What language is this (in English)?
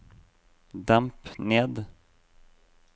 Norwegian